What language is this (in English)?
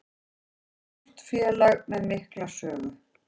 Icelandic